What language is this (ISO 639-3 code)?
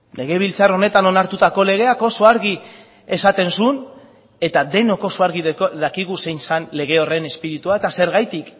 eus